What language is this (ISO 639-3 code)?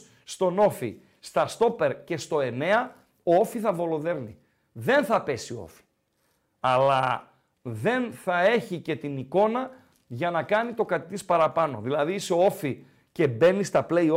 ell